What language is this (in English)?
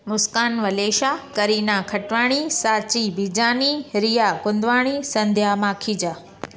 Sindhi